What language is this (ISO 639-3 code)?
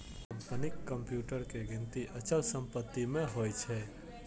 mai